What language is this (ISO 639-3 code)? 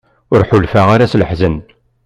kab